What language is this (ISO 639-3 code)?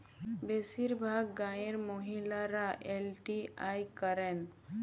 ben